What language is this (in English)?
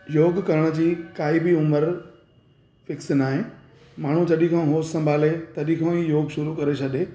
Sindhi